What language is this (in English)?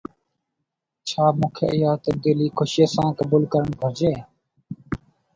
Sindhi